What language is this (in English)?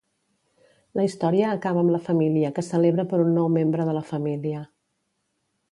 Catalan